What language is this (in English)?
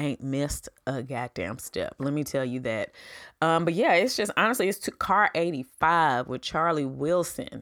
English